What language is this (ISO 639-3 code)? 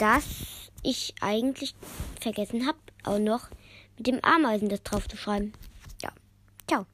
deu